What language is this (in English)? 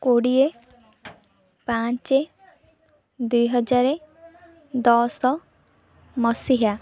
Odia